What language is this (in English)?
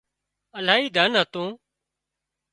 Wadiyara Koli